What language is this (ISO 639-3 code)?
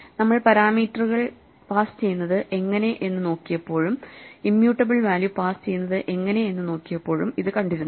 mal